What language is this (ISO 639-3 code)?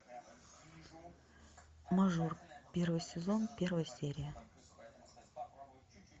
rus